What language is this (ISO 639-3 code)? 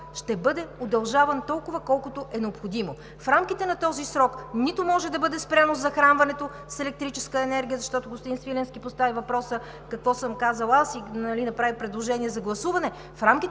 bul